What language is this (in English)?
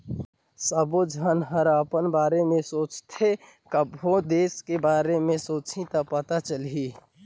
Chhattisgarhi